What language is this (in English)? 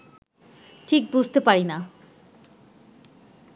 Bangla